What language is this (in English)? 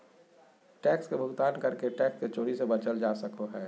Magahi